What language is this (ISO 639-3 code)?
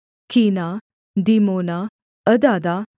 hin